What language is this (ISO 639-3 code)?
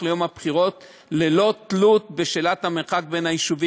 heb